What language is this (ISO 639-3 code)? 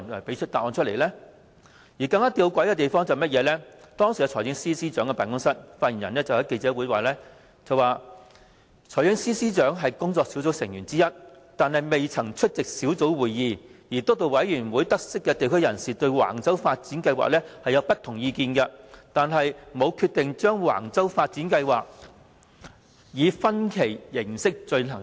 yue